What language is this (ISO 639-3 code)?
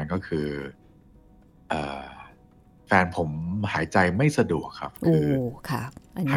tha